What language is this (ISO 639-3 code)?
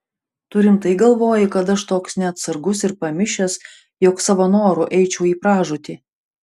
lit